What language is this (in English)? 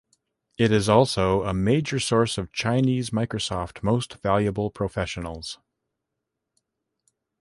English